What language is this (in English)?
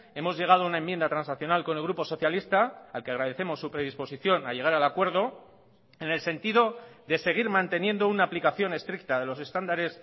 Spanish